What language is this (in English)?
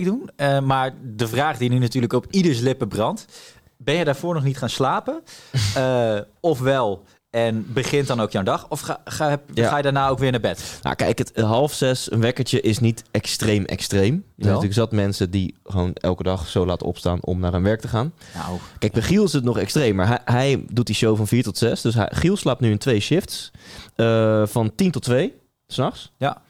Dutch